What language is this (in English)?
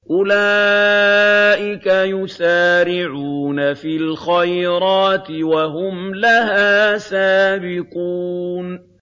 Arabic